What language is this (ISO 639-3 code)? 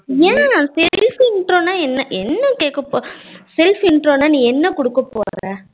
tam